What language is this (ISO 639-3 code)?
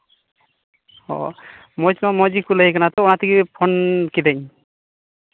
sat